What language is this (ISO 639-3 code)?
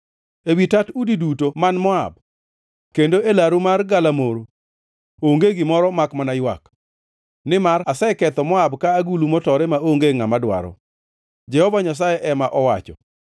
luo